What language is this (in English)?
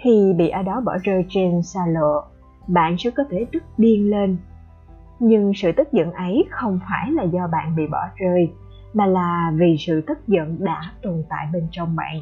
Vietnamese